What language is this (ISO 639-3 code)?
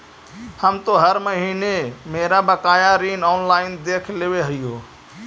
mag